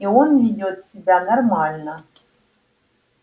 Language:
Russian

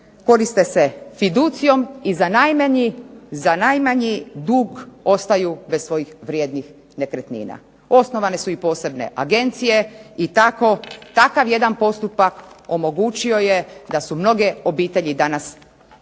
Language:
Croatian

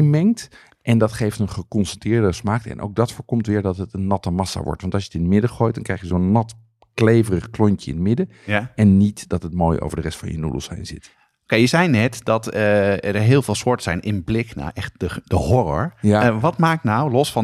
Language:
Dutch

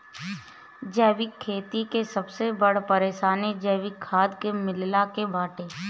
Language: Bhojpuri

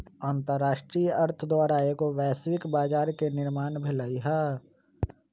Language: Magahi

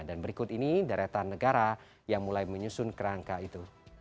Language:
Indonesian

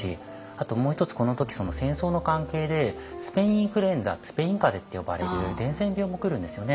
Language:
Japanese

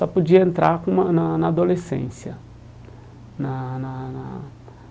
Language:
Portuguese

